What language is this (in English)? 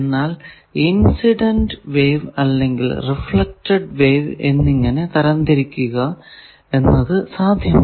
Malayalam